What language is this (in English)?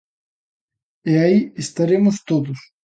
Galician